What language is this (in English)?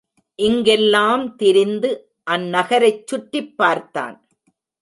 Tamil